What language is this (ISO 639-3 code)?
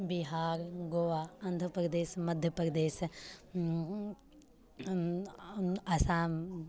mai